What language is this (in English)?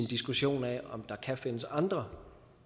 Danish